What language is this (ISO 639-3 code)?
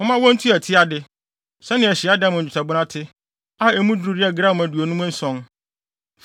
aka